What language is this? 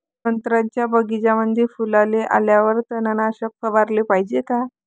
Marathi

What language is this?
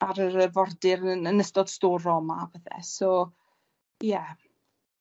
Welsh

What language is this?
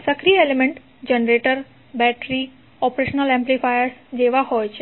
Gujarati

